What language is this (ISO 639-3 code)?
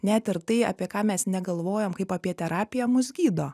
lit